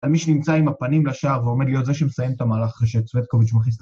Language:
Hebrew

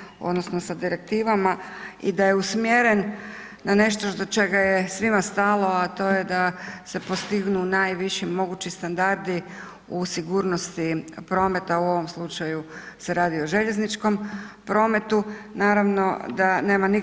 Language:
Croatian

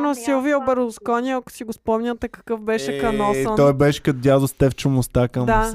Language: Bulgarian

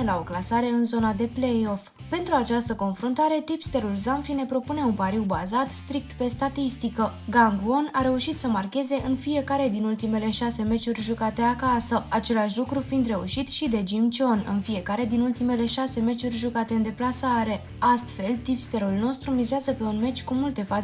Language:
Romanian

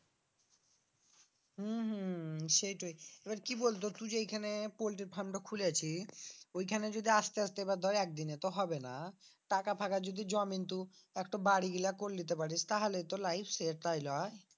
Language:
Bangla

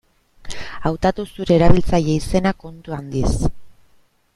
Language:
Basque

